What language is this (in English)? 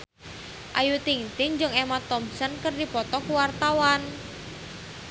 Sundanese